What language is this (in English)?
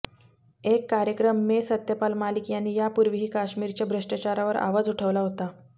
Marathi